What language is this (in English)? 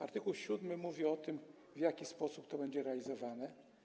Polish